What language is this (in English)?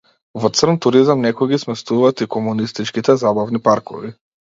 Macedonian